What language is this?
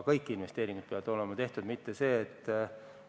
Estonian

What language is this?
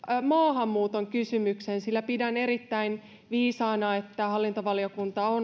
Finnish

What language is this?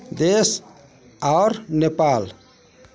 Maithili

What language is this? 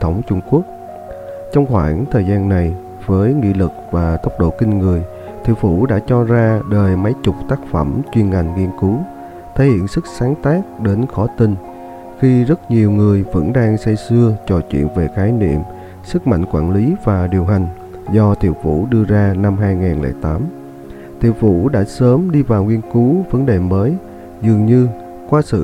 Vietnamese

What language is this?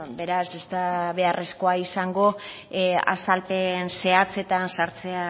Basque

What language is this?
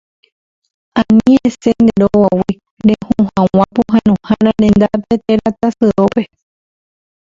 Guarani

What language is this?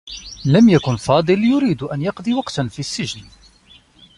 Arabic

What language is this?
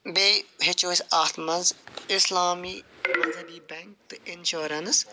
Kashmiri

